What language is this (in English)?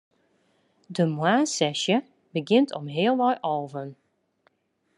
Western Frisian